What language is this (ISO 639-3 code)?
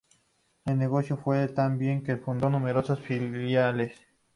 spa